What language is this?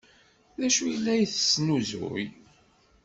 Kabyle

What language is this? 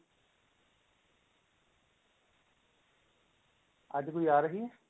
Punjabi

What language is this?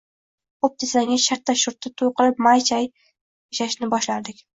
Uzbek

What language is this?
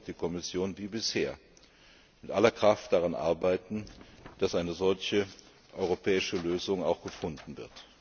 German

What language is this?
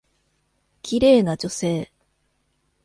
Japanese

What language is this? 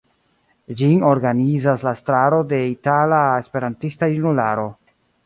Esperanto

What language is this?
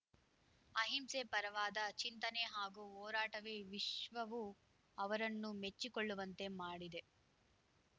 Kannada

